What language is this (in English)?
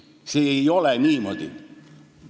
Estonian